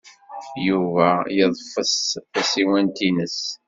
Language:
Kabyle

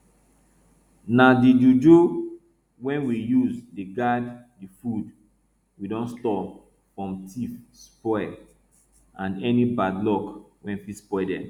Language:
Nigerian Pidgin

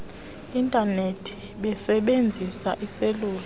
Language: Xhosa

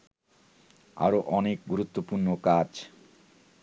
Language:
Bangla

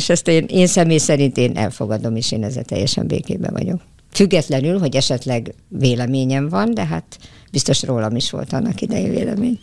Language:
Hungarian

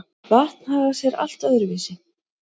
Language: Icelandic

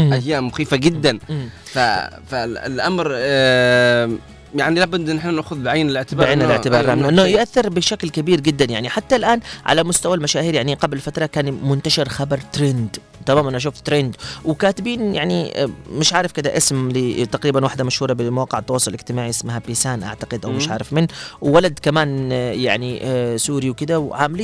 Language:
Arabic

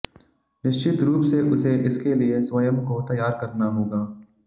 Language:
Hindi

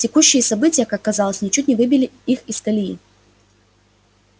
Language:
Russian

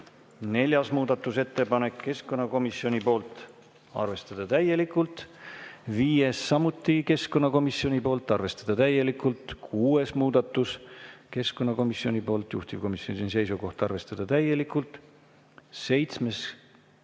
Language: Estonian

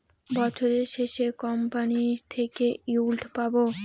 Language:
Bangla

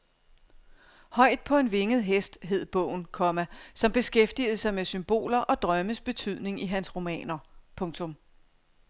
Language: Danish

